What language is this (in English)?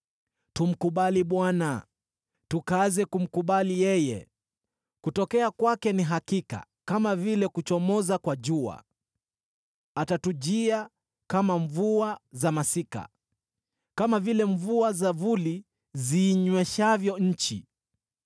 Swahili